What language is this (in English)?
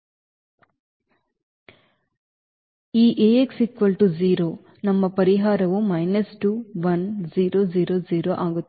Kannada